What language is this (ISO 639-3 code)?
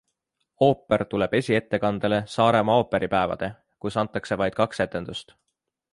est